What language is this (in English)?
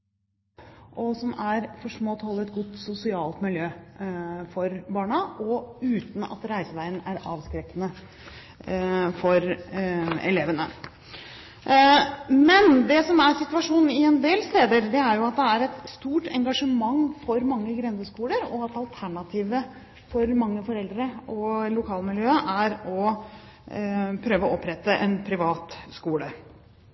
Norwegian Bokmål